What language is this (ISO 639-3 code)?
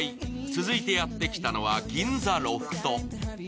jpn